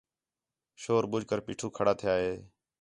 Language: Khetrani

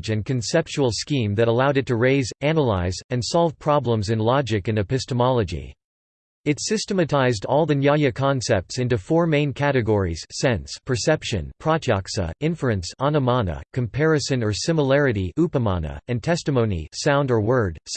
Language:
English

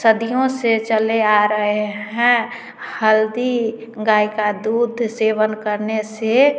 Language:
Hindi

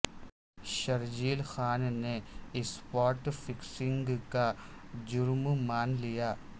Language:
Urdu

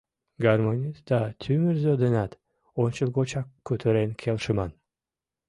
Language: Mari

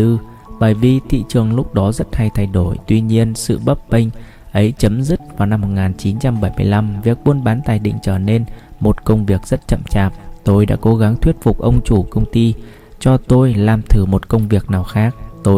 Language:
Vietnamese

